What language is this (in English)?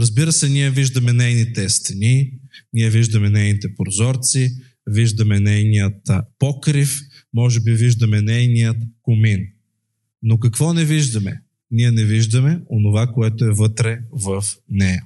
Bulgarian